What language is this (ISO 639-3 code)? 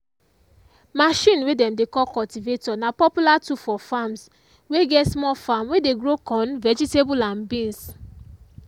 pcm